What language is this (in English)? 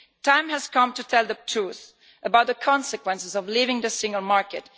English